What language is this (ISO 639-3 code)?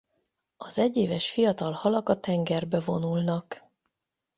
hun